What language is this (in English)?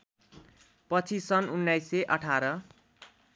Nepali